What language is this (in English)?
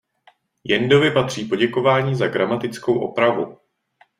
Czech